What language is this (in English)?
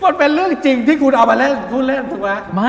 Thai